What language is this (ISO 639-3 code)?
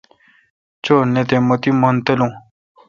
xka